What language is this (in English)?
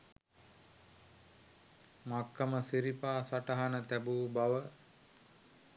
Sinhala